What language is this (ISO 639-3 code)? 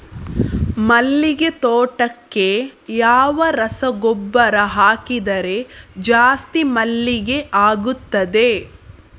kan